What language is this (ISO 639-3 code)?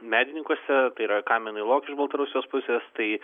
lit